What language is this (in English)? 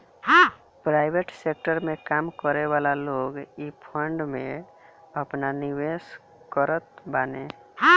Bhojpuri